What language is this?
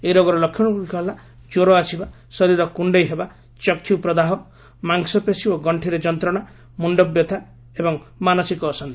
Odia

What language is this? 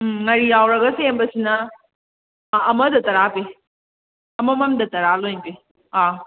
Manipuri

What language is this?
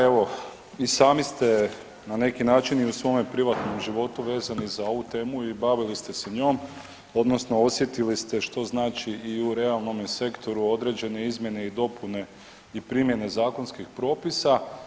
Croatian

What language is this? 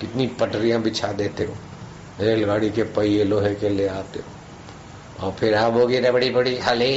Hindi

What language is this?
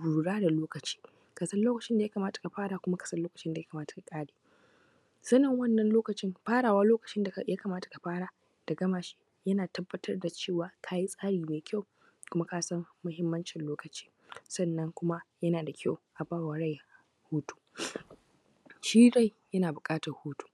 Hausa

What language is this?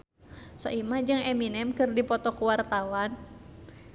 Sundanese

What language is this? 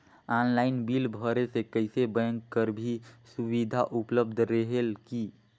Chhattisgarhi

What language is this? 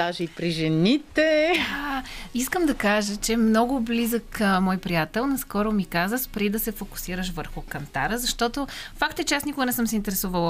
Bulgarian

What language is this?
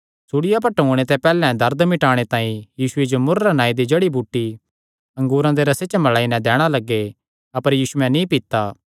Kangri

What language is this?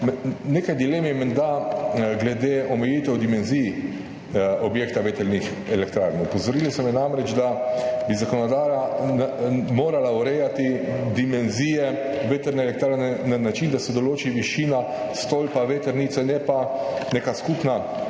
Slovenian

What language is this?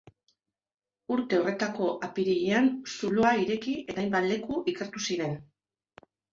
Basque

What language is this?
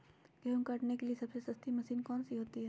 Magahi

